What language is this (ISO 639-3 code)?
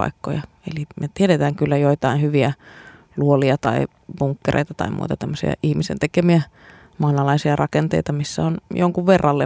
fin